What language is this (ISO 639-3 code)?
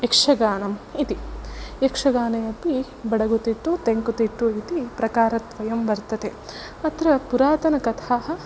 san